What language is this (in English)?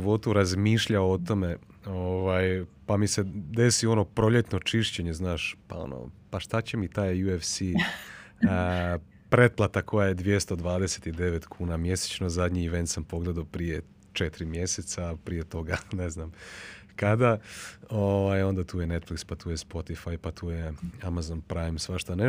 Croatian